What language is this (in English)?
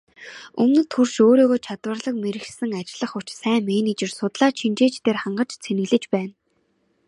Mongolian